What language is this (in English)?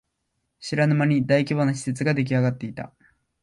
Japanese